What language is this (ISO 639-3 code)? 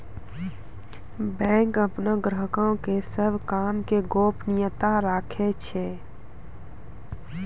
mai